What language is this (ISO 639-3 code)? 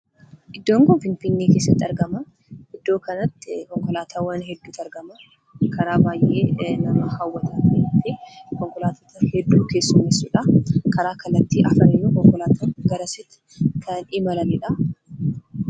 orm